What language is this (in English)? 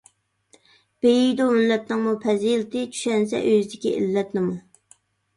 Uyghur